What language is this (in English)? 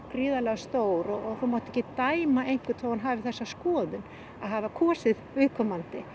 Icelandic